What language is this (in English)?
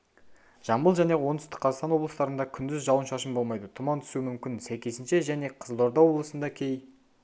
Kazakh